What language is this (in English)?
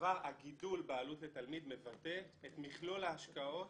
Hebrew